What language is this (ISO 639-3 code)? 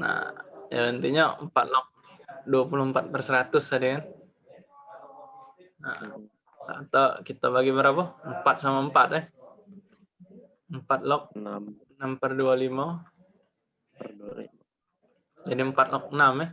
ind